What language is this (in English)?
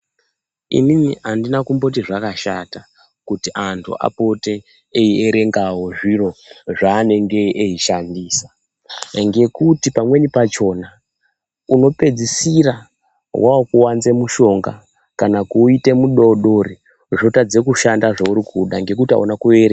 Ndau